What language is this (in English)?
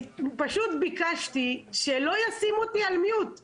Hebrew